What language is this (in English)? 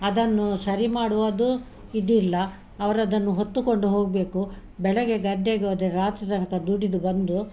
Kannada